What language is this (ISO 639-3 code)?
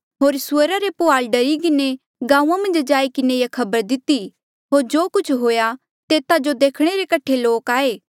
mjl